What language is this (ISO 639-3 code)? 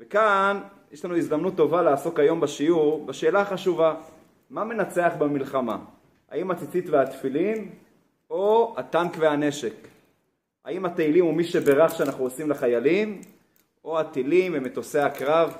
heb